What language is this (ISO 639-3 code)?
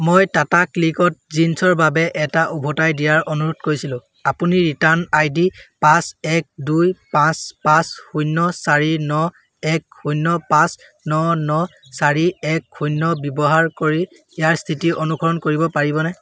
asm